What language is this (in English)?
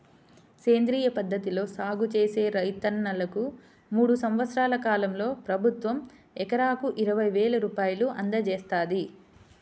Telugu